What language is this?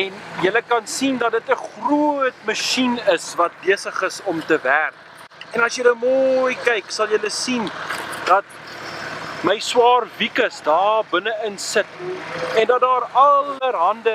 Dutch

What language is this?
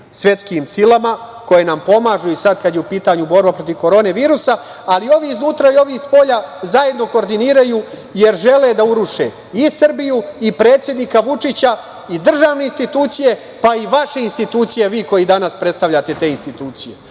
Serbian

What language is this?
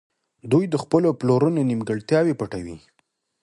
Pashto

